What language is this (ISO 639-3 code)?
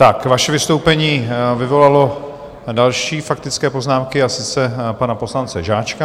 ces